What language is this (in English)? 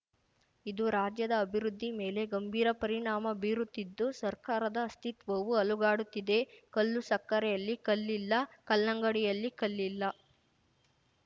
Kannada